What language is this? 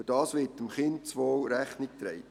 Swiss German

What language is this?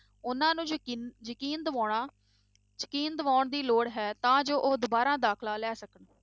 Punjabi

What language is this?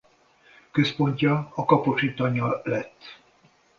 Hungarian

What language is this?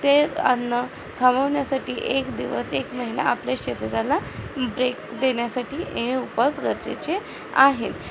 Marathi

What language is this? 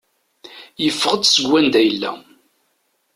Kabyle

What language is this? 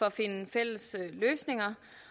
Danish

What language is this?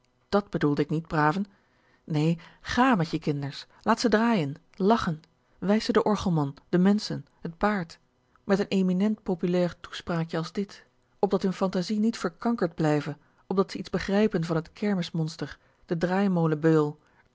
Dutch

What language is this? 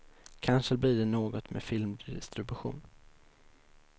Swedish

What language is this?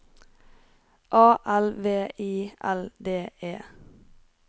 Norwegian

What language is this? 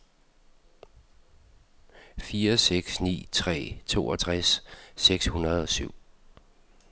Danish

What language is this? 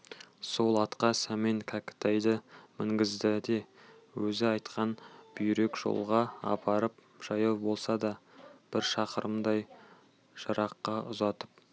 Kazakh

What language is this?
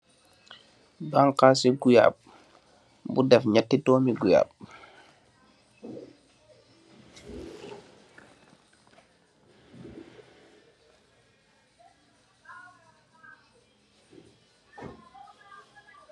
Wolof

